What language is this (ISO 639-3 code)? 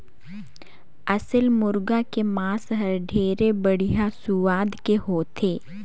hne